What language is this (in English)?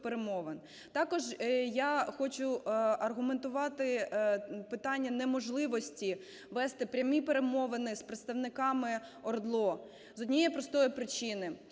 Ukrainian